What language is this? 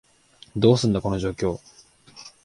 Japanese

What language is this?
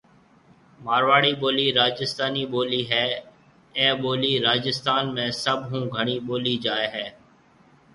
Marwari (Pakistan)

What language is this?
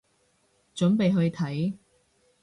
Cantonese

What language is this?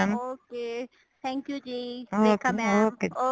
Punjabi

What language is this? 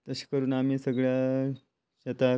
Konkani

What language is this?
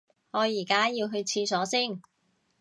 Cantonese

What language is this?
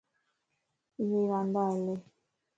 Lasi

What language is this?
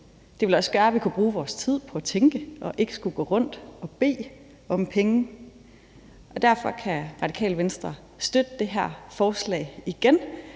Danish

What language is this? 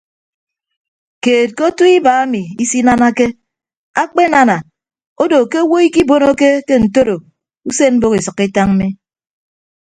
Ibibio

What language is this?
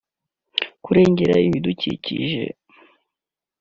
Kinyarwanda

